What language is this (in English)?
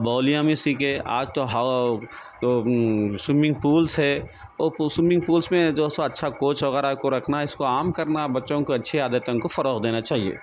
Urdu